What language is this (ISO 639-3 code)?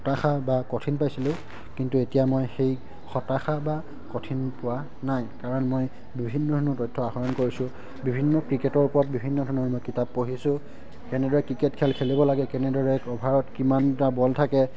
asm